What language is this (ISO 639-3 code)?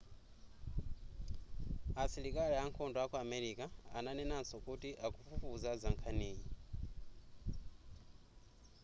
nya